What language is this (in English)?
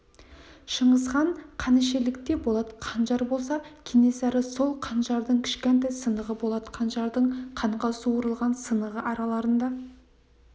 Kazakh